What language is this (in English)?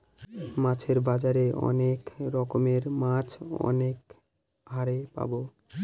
Bangla